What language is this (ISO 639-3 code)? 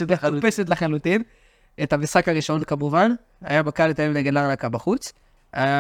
heb